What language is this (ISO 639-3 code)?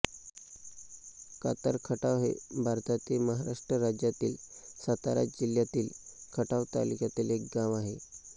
mar